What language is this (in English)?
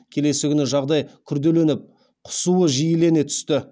Kazakh